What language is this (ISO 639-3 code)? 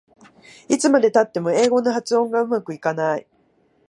jpn